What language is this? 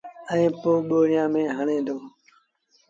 Sindhi Bhil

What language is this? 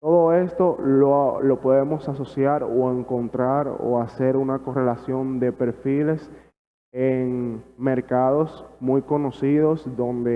Spanish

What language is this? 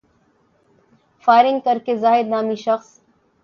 Urdu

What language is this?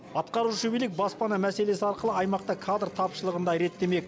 Kazakh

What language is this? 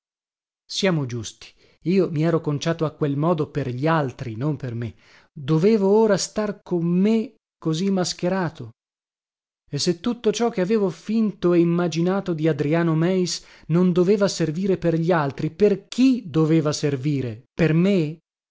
Italian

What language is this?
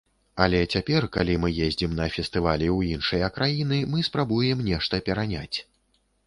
Belarusian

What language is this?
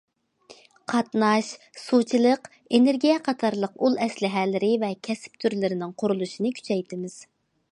Uyghur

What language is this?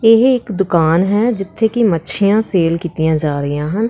Punjabi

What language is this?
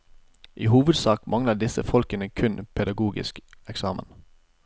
Norwegian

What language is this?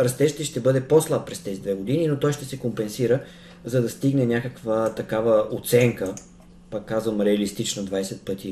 Bulgarian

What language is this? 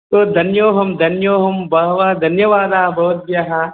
Sanskrit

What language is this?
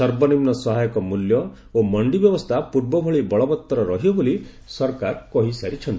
Odia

